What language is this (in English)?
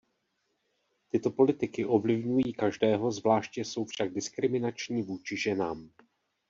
Czech